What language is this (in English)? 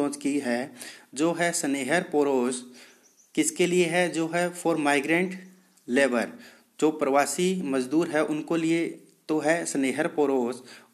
Hindi